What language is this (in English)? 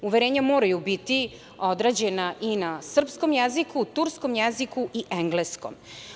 Serbian